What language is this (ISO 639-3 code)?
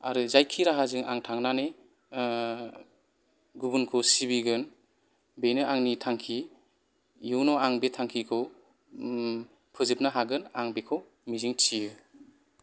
brx